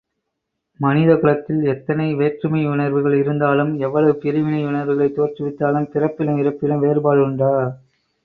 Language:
Tamil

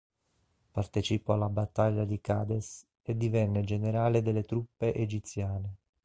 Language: Italian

